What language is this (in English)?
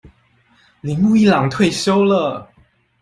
Chinese